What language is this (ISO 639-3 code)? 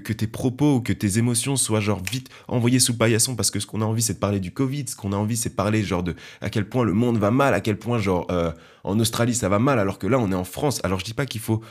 fra